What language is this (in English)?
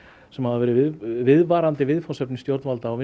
Icelandic